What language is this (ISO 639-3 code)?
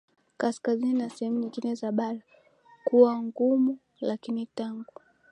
swa